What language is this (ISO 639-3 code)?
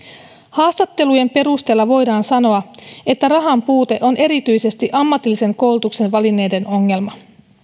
fin